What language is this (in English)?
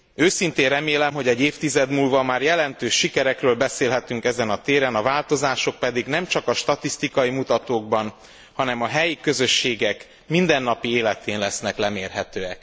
Hungarian